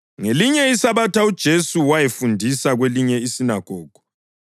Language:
North Ndebele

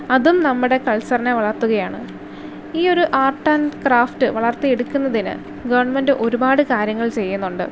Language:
Malayalam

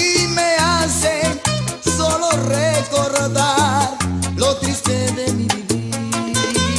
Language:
Spanish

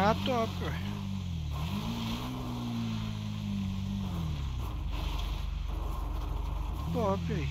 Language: Portuguese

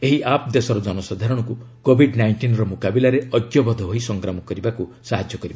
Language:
Odia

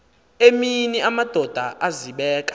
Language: Xhosa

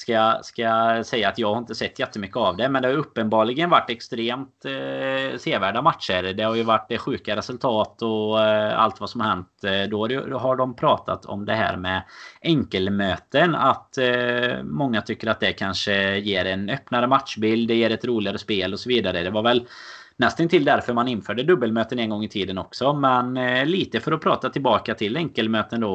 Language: Swedish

